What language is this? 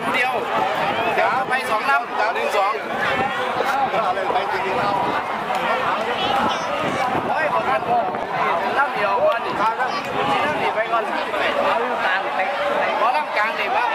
Thai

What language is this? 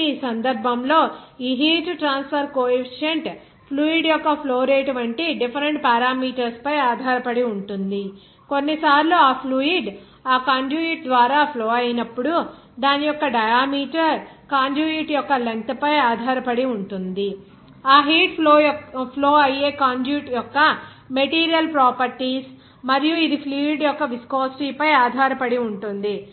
Telugu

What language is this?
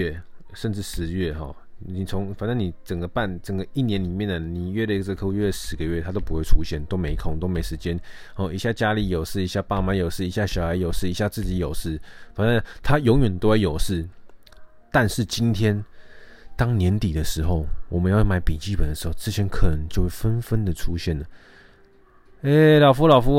Chinese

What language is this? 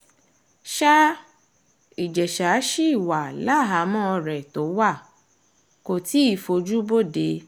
Yoruba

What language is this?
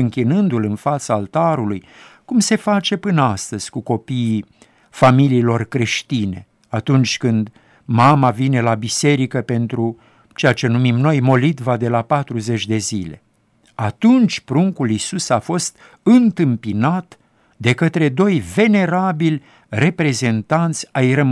Romanian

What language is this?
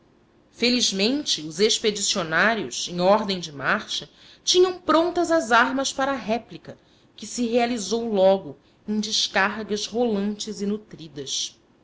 Portuguese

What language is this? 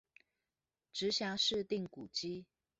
Chinese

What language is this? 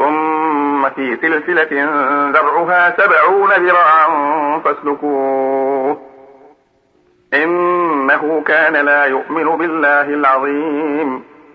Arabic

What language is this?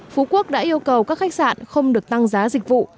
Vietnamese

